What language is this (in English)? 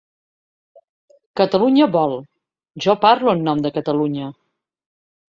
Catalan